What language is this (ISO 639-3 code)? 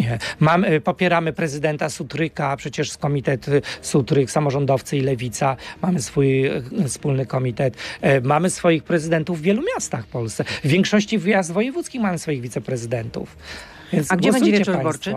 pol